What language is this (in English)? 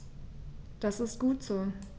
German